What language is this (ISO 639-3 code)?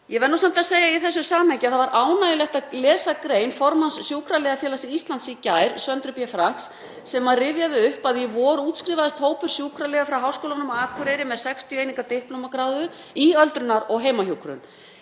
isl